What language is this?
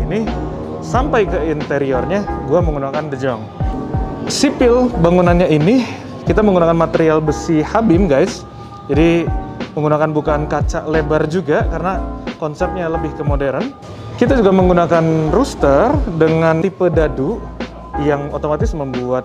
Indonesian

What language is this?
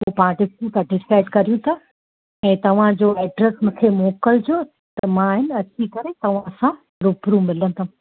Sindhi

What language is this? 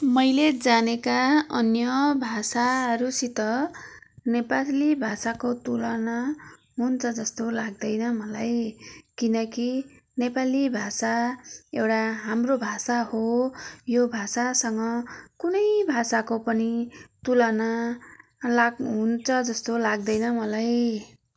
Nepali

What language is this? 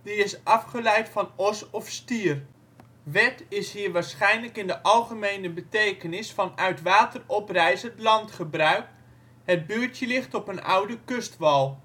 Dutch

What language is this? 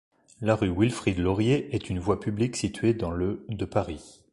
French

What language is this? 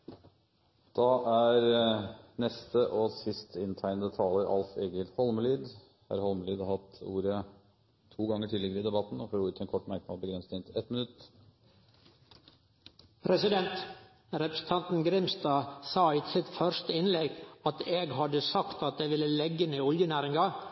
Norwegian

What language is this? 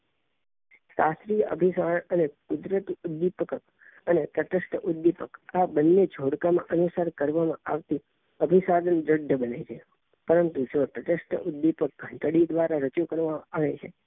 Gujarati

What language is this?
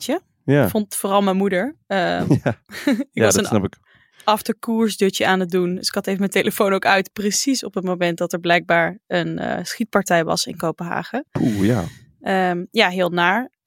Dutch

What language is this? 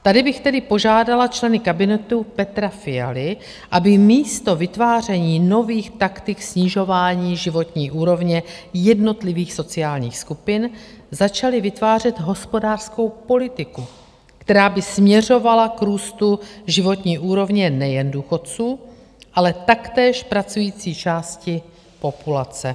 Czech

